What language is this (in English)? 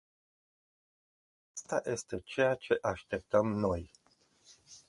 Romanian